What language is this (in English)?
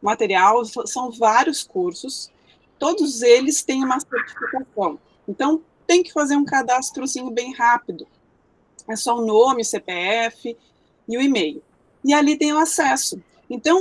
Portuguese